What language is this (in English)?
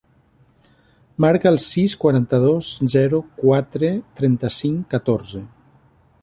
Catalan